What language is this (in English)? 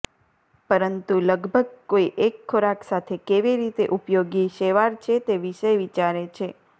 Gujarati